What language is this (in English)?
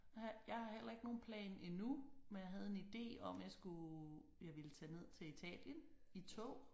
Danish